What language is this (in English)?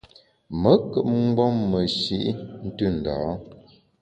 Bamun